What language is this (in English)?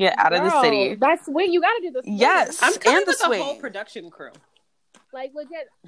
English